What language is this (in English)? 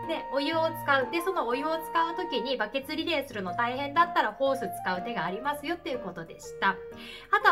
Japanese